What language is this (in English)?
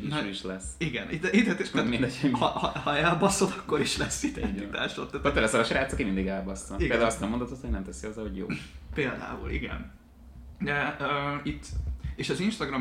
Hungarian